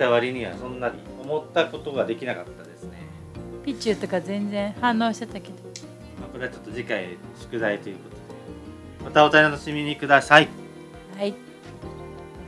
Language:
Japanese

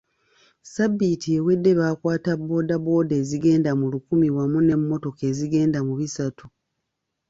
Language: Ganda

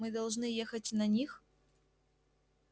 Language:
Russian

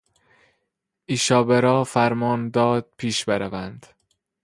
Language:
Persian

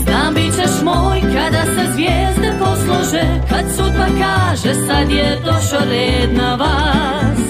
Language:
Croatian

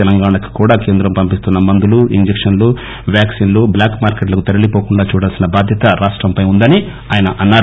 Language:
Telugu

